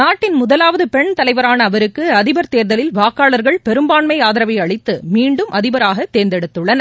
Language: Tamil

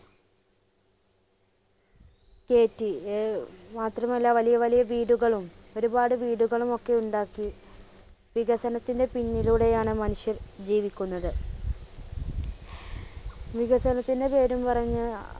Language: Malayalam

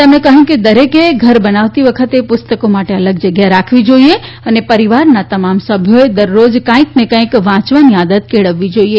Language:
Gujarati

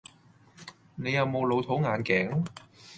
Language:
Cantonese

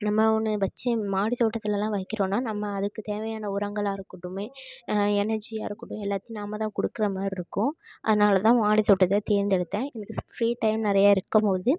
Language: Tamil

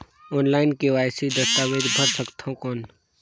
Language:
Chhattisgarhi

